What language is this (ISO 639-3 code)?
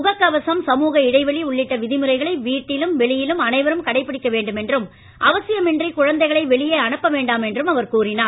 tam